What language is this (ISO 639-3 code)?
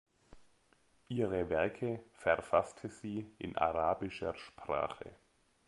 deu